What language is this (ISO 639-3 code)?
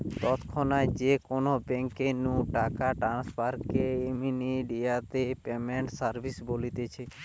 ben